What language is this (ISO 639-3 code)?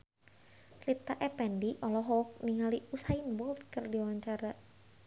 sun